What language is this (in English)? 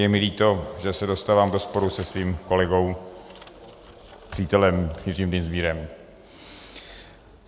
Czech